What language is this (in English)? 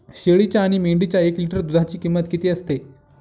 Marathi